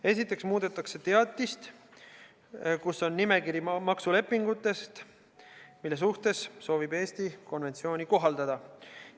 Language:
Estonian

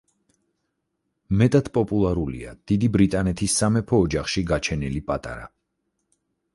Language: Georgian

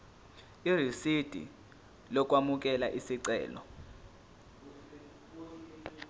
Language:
Zulu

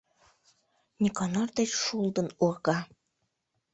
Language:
Mari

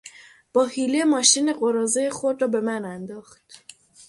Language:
Persian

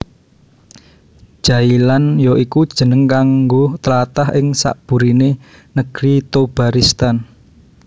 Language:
Javanese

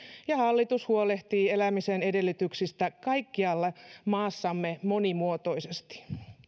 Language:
Finnish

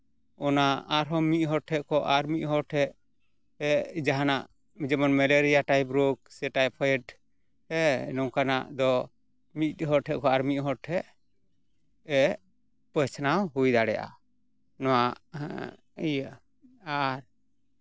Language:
Santali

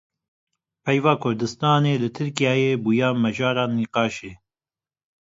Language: Kurdish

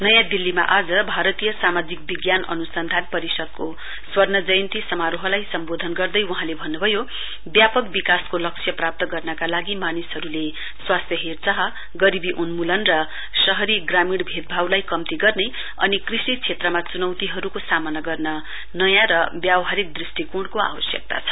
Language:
Nepali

